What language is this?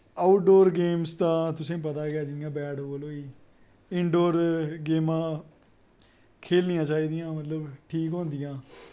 Dogri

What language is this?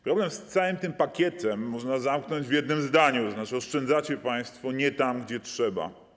Polish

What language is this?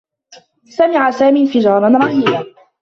Arabic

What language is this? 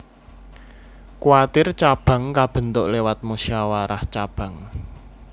Javanese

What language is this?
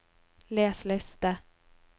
Norwegian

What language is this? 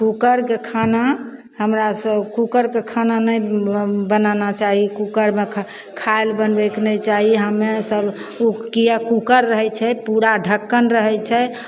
Maithili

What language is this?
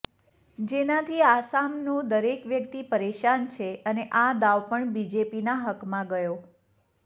Gujarati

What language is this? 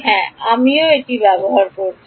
Bangla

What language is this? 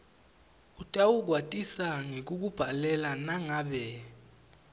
Swati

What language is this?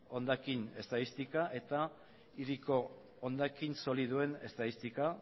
Basque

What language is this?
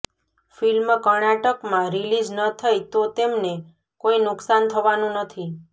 Gujarati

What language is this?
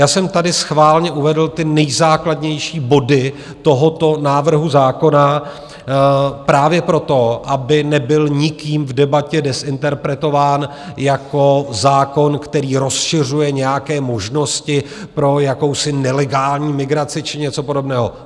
Czech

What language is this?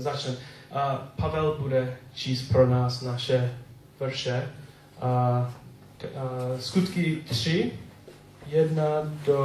Czech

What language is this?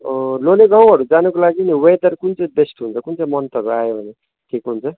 Nepali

